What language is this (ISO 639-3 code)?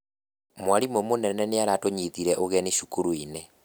kik